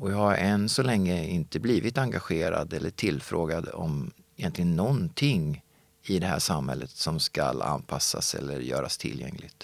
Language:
Swedish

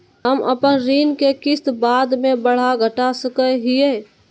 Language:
Magahi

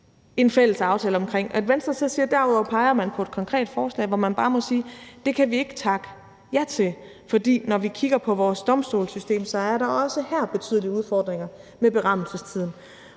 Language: Danish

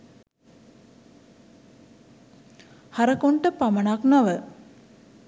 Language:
Sinhala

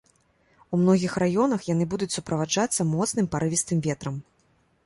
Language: Belarusian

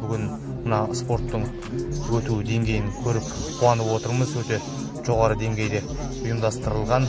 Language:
Turkish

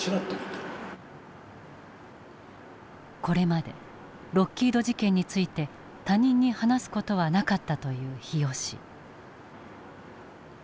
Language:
Japanese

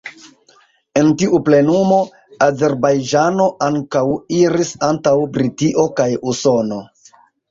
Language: Esperanto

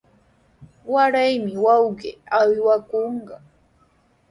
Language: Sihuas Ancash Quechua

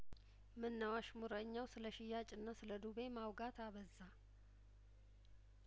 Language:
Amharic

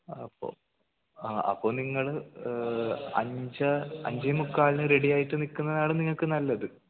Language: Malayalam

